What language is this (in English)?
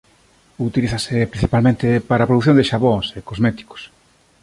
Galician